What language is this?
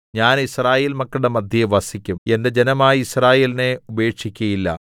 Malayalam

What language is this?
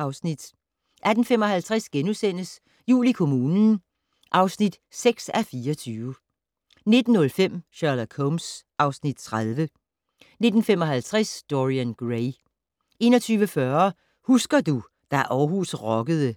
Danish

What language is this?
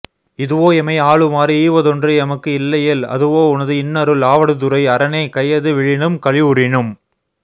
Tamil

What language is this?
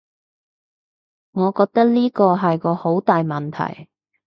Cantonese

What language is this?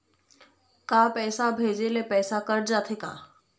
Chhattisgarhi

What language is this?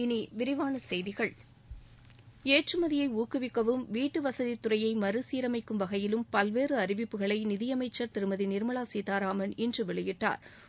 Tamil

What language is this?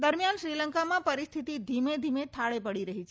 Gujarati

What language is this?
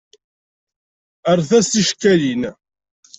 Kabyle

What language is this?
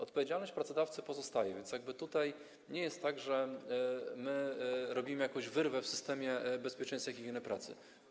Polish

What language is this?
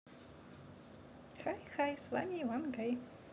Russian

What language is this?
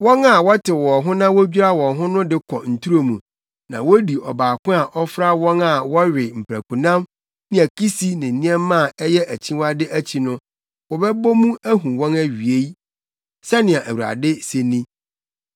Akan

